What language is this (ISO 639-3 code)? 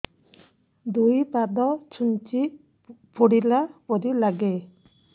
ori